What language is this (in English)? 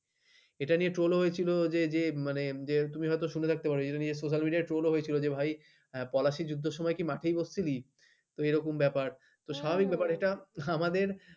Bangla